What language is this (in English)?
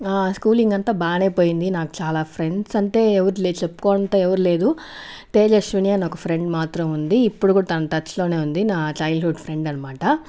Telugu